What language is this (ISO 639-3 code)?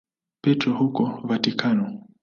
swa